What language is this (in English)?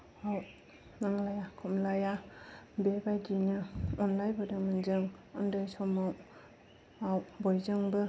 Bodo